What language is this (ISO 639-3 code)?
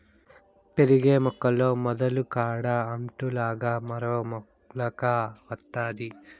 tel